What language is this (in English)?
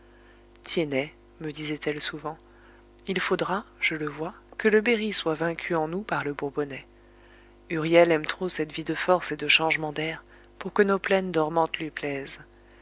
French